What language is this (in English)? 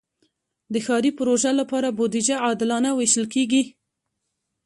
Pashto